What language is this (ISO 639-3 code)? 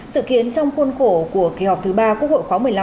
vie